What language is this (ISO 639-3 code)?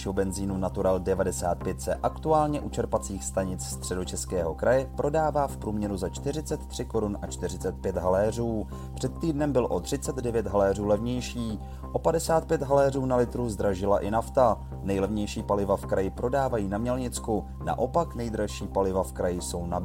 ces